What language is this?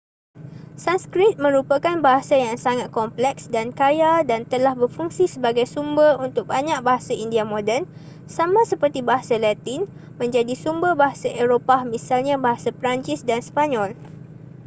Malay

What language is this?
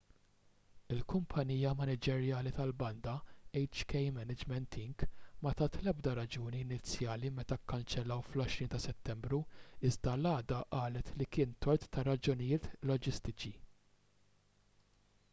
Maltese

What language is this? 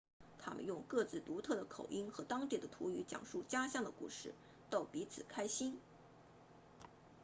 Chinese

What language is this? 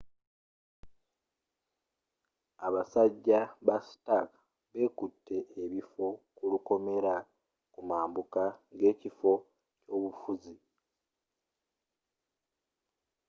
Ganda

